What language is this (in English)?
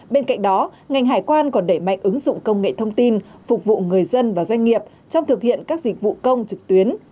Vietnamese